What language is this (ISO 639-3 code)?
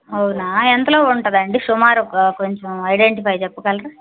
tel